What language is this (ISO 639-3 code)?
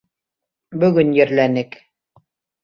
bak